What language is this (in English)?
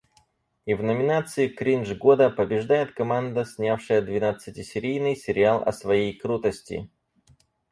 Russian